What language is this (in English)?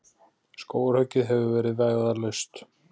Icelandic